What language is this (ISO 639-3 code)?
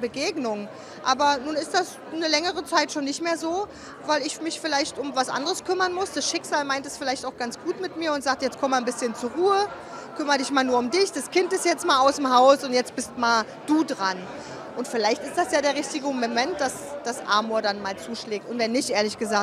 deu